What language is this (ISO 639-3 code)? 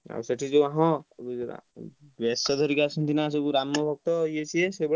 ori